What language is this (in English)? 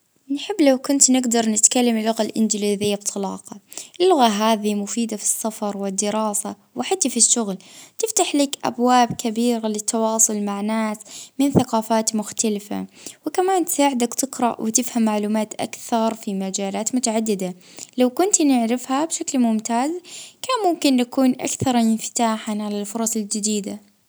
Libyan Arabic